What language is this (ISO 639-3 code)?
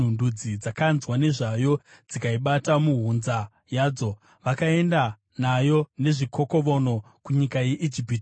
sna